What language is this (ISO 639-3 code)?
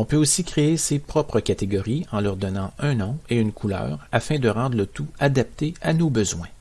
fra